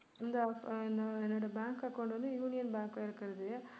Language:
Tamil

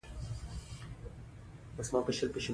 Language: Pashto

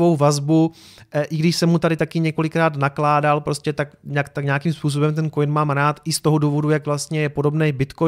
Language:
Czech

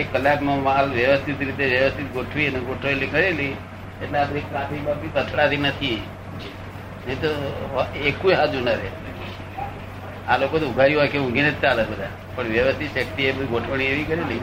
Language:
Gujarati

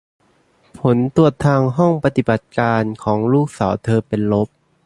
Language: Thai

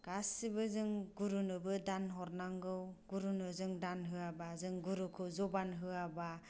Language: Bodo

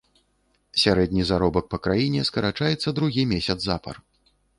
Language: Belarusian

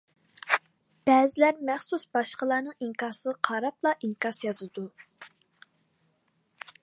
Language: Uyghur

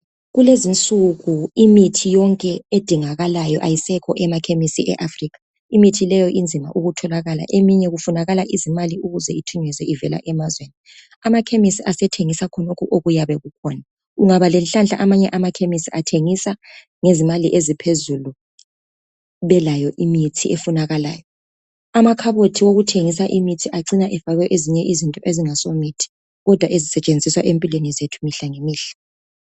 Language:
North Ndebele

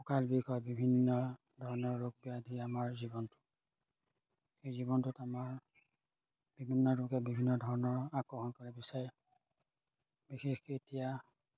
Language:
Assamese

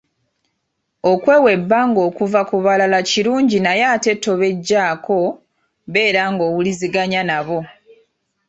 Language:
Ganda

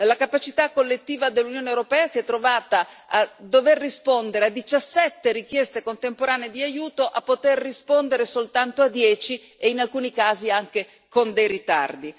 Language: Italian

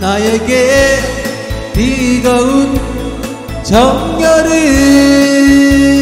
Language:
Korean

